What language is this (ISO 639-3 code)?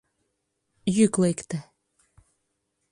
chm